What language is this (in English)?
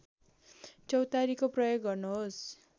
Nepali